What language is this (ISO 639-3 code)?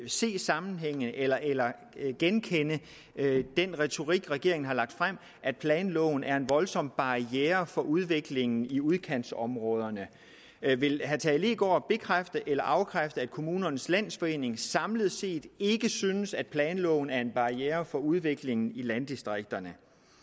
dan